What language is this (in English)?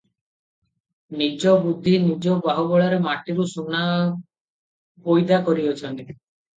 Odia